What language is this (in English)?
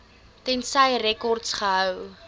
Afrikaans